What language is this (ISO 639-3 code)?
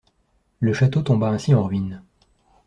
fra